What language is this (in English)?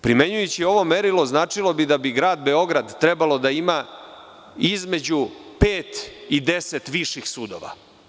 Serbian